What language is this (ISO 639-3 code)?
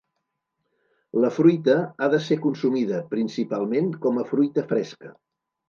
cat